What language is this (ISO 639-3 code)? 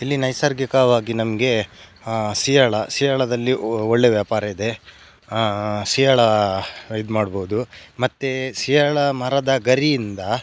kan